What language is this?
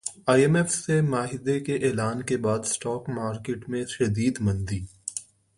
Urdu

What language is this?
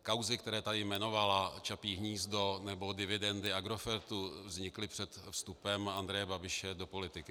Czech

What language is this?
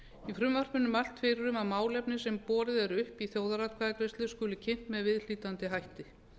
Icelandic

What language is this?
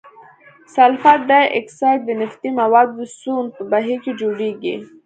Pashto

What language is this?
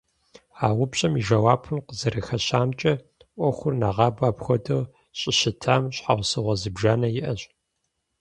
Kabardian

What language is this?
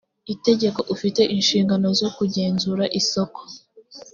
Kinyarwanda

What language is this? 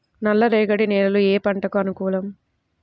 Telugu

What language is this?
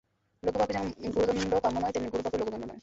Bangla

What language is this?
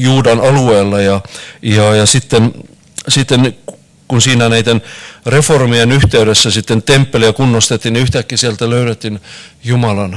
Finnish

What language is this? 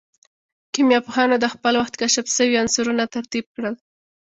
Pashto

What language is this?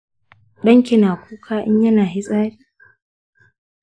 Hausa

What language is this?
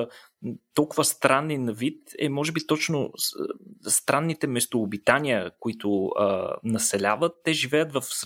Bulgarian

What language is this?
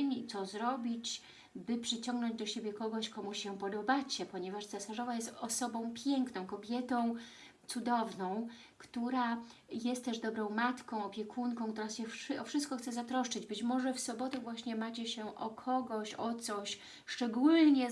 Polish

